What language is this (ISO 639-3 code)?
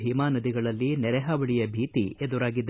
kan